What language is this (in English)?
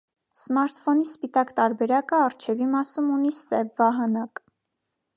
Armenian